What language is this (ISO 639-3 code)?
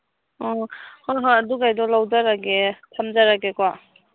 mni